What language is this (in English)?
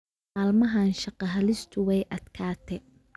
Somali